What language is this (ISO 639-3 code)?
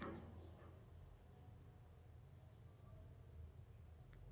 kan